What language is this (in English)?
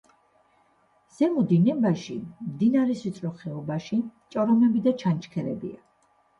Georgian